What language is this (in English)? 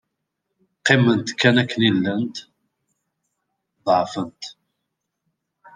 Kabyle